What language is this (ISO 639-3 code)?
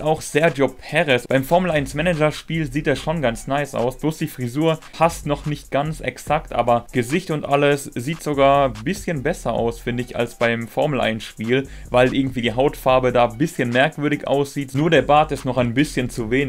deu